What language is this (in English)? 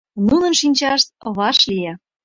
Mari